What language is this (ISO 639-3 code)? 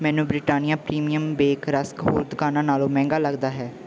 pan